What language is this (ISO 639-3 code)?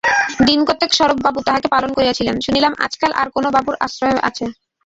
ben